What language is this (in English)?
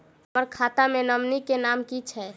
Maithili